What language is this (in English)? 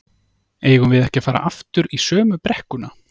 Icelandic